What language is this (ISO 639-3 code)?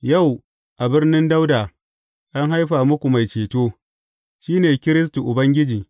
hau